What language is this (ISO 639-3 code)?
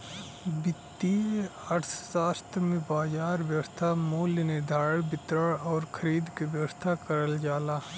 bho